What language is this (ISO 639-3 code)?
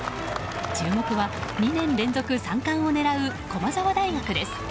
jpn